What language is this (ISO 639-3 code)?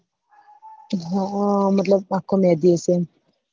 guj